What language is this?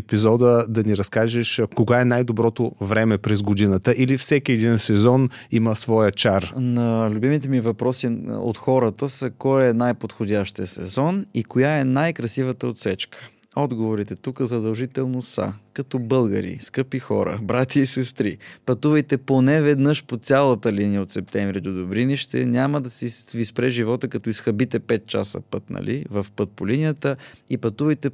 Bulgarian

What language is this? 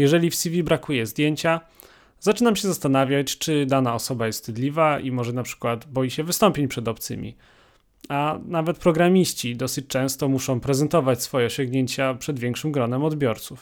Polish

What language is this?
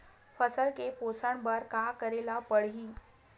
Chhattisgarhi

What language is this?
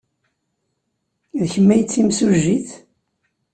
Kabyle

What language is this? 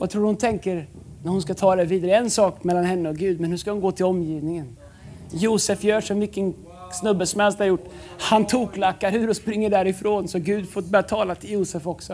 Swedish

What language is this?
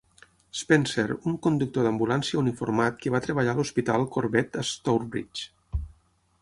Catalan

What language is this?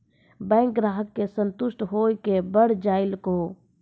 Maithili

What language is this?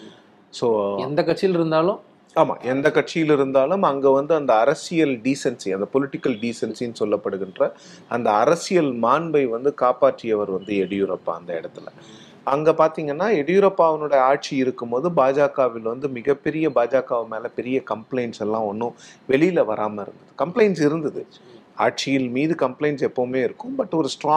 Tamil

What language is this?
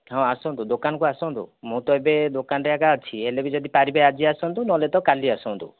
Odia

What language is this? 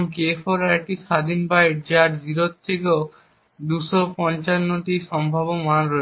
Bangla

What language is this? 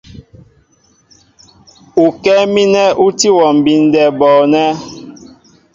Mbo (Cameroon)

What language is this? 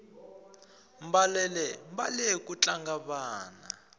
Tsonga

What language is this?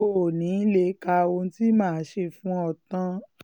Yoruba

